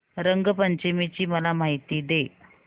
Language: Marathi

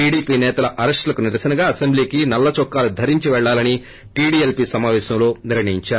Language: Telugu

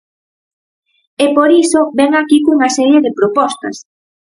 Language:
Galician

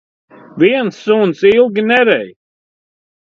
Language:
Latvian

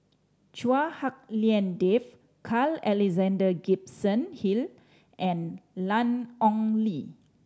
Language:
English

